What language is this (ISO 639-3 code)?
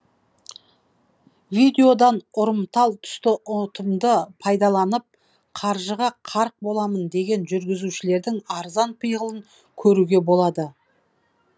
kaz